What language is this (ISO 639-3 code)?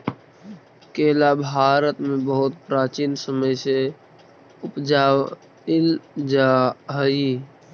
mag